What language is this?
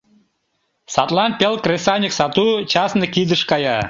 Mari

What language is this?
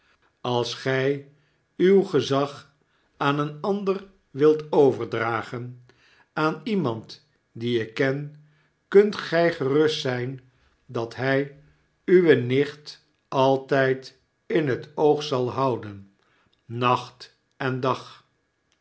Dutch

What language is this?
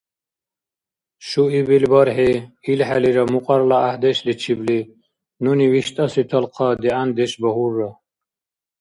Dargwa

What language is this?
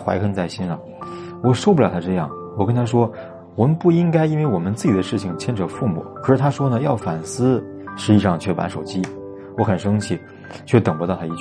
Chinese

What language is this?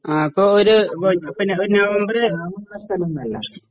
Malayalam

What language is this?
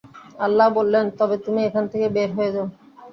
Bangla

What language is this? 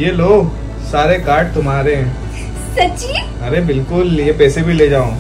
Hindi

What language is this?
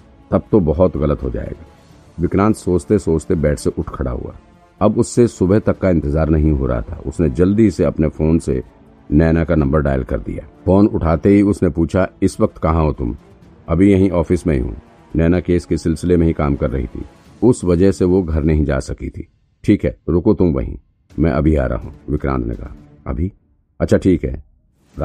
Hindi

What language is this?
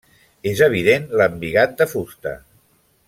Catalan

